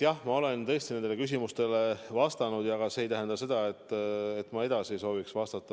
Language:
Estonian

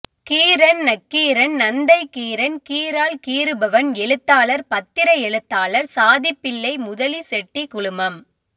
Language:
Tamil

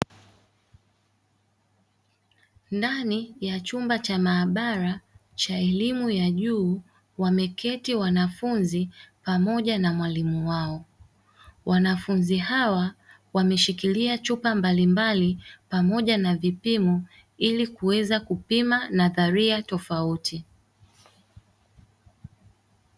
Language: Swahili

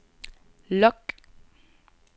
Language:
Danish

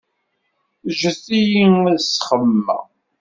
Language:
Kabyle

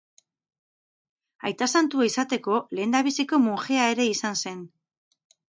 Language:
Basque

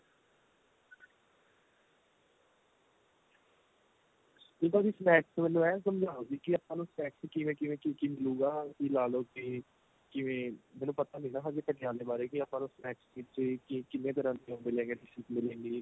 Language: Punjabi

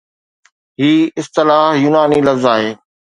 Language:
Sindhi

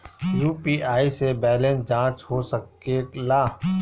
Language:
Bhojpuri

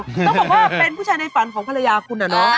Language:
Thai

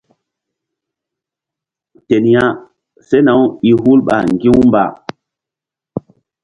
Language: Mbum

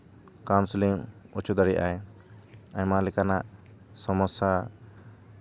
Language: Santali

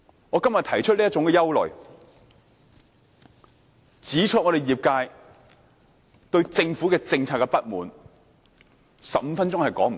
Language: Cantonese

